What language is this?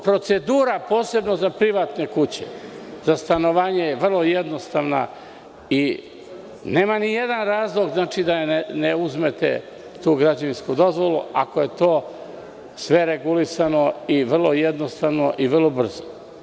Serbian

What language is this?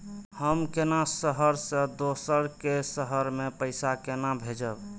Maithili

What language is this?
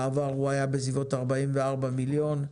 Hebrew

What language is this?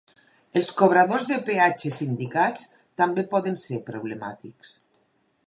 Catalan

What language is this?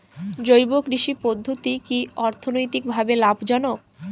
Bangla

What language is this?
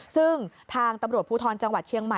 Thai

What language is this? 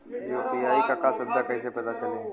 Bhojpuri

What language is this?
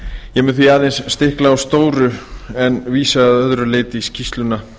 Icelandic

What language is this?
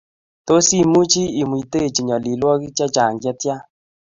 Kalenjin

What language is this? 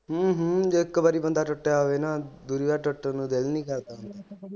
Punjabi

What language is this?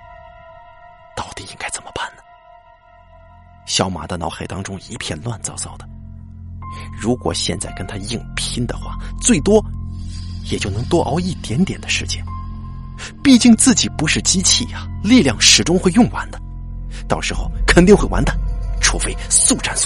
Chinese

